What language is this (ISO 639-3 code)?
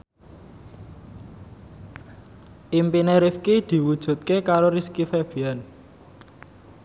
jav